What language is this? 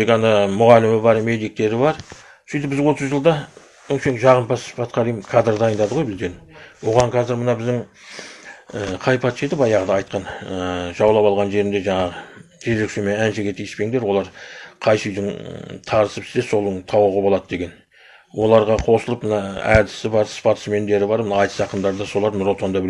Kazakh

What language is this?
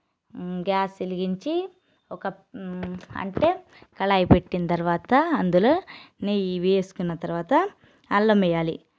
Telugu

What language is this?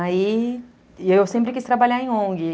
Portuguese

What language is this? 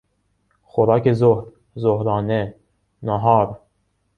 Persian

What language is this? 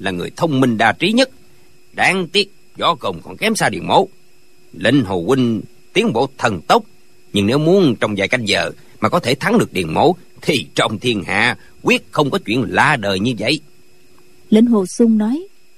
Vietnamese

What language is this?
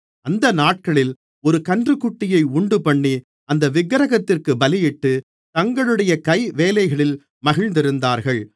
Tamil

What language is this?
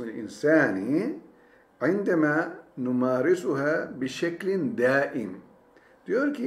Turkish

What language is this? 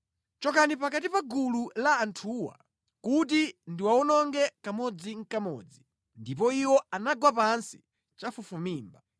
Nyanja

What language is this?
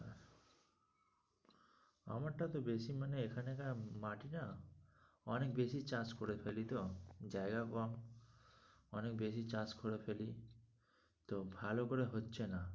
Bangla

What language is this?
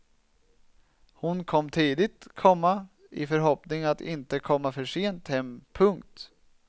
Swedish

